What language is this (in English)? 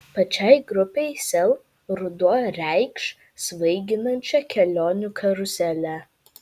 Lithuanian